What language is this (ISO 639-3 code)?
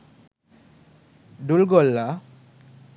sin